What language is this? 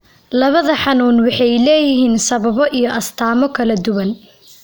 Somali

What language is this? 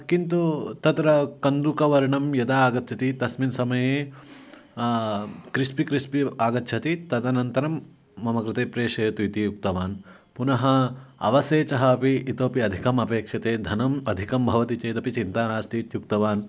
Sanskrit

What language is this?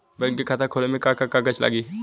Bhojpuri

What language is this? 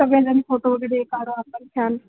Marathi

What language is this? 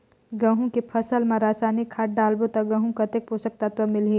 Chhattisgarhi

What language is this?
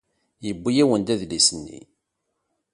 Kabyle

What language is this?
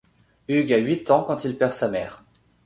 French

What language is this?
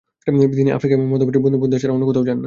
Bangla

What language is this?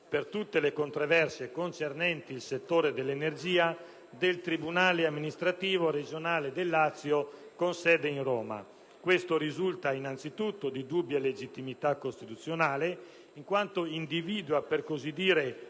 Italian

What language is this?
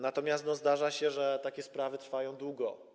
Polish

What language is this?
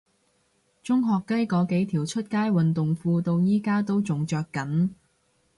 Cantonese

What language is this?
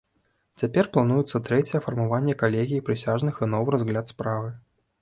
Belarusian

